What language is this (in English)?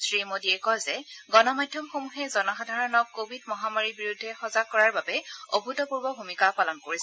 Assamese